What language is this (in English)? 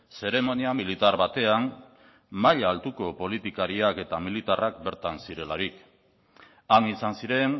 Basque